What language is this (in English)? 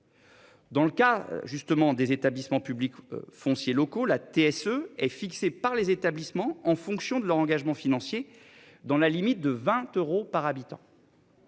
French